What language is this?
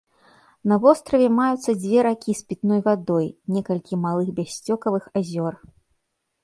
Belarusian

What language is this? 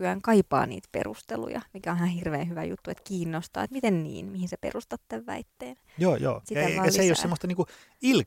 Finnish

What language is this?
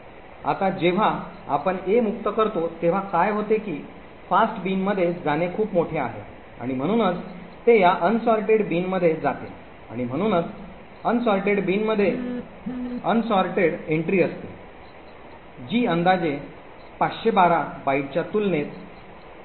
Marathi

